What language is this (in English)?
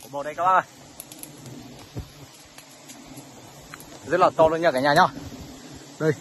Vietnamese